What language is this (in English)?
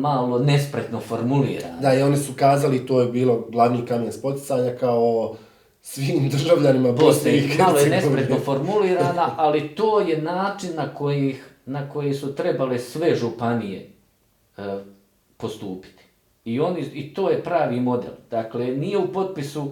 Croatian